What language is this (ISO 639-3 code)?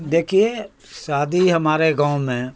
urd